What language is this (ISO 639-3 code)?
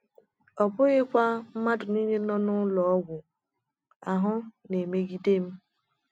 ibo